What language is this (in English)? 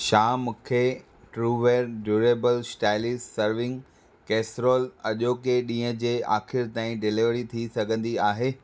Sindhi